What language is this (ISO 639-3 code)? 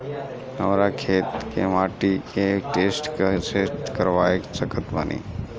bho